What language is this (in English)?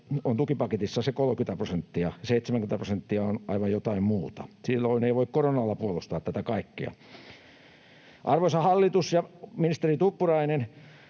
Finnish